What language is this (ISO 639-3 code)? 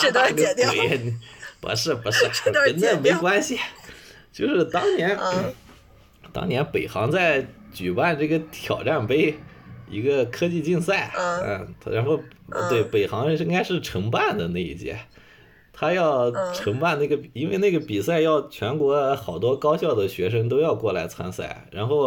zho